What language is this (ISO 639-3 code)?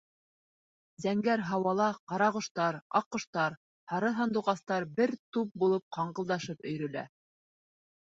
bak